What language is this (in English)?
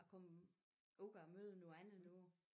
Danish